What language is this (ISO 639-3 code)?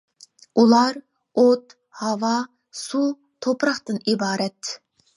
uig